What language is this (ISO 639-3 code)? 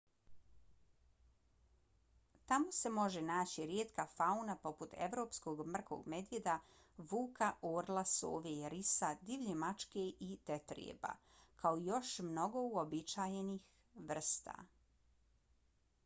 bos